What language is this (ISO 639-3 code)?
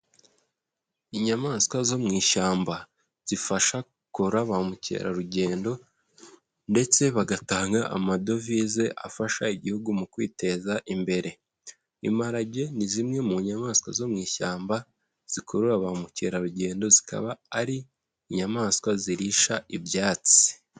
kin